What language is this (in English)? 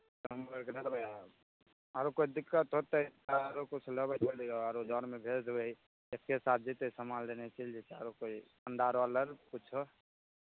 Maithili